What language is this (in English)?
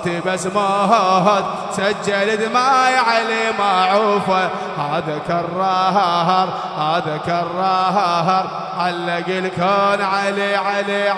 Arabic